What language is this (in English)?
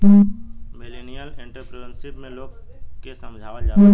Bhojpuri